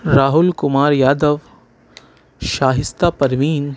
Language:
Urdu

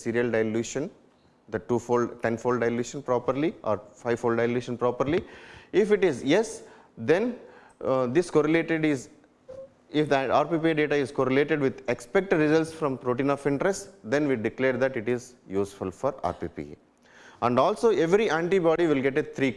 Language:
English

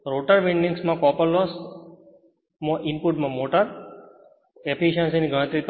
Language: Gujarati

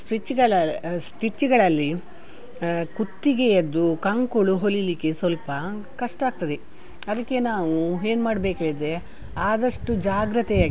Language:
Kannada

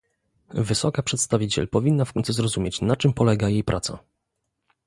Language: Polish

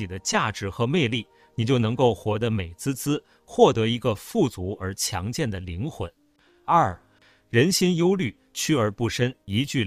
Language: Chinese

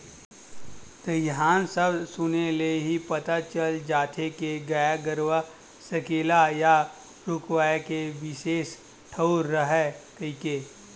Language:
Chhattisgarhi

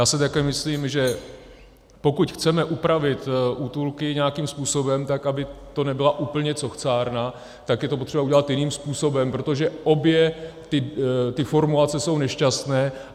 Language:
Czech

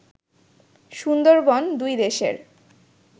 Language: Bangla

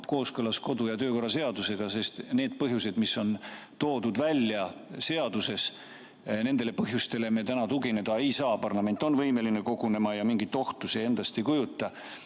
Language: Estonian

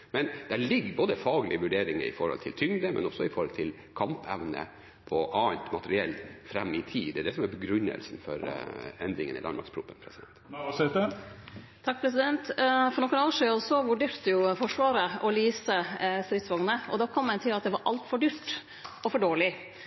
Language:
Norwegian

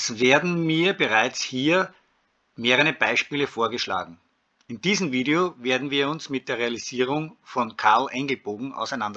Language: German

